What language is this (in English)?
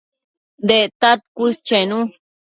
Matsés